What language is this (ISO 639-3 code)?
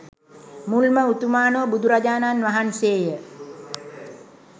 sin